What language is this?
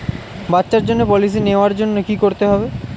Bangla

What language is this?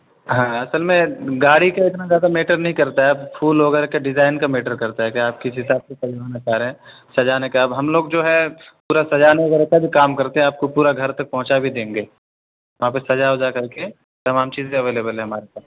Urdu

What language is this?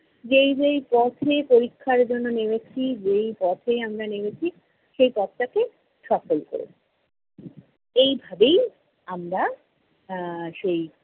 Bangla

